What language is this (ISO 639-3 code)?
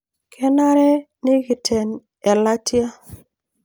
mas